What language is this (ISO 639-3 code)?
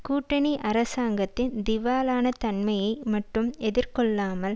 tam